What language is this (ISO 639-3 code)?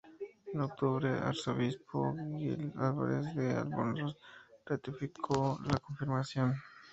spa